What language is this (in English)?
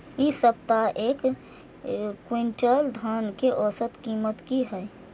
Maithili